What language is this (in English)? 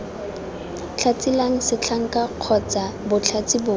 Tswana